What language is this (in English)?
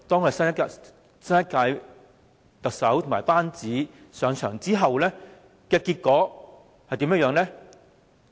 Cantonese